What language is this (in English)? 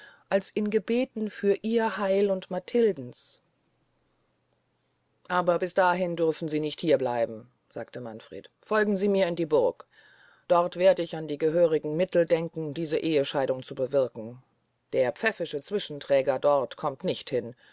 German